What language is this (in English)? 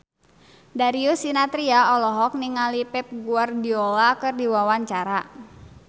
Sundanese